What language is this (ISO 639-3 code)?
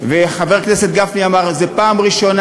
heb